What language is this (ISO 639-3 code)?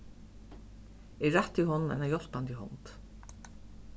fao